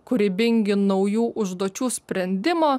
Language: Lithuanian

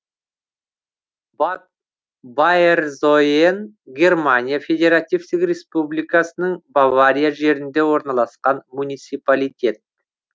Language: Kazakh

